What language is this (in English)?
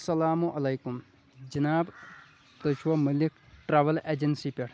Kashmiri